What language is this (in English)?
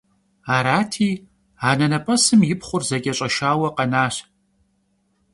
Kabardian